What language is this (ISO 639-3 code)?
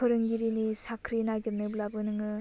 brx